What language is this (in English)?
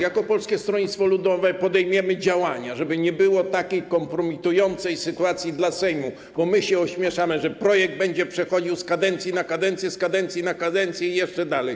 Polish